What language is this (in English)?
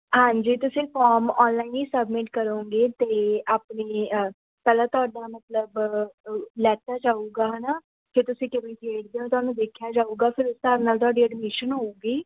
Punjabi